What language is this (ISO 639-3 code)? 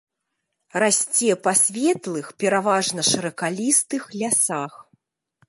bel